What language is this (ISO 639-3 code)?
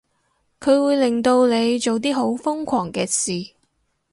yue